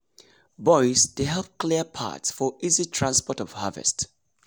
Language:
Nigerian Pidgin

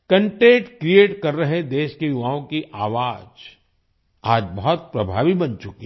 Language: Hindi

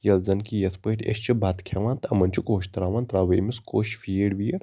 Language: Kashmiri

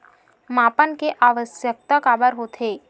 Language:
Chhattisgarhi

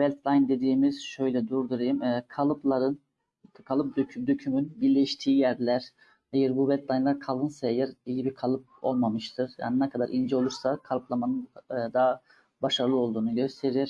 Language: Turkish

